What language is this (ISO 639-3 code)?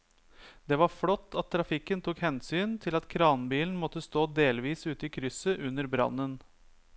nor